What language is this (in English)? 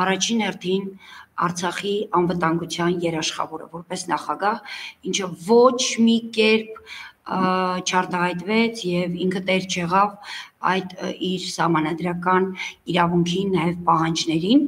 Romanian